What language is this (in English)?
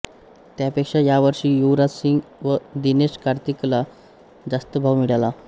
Marathi